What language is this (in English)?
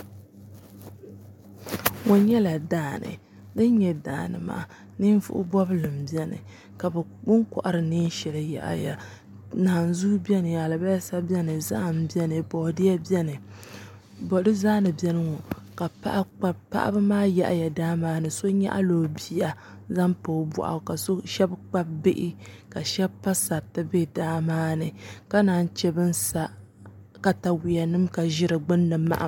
Dagbani